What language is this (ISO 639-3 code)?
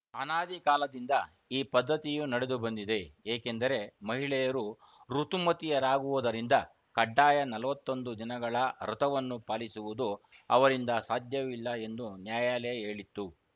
kan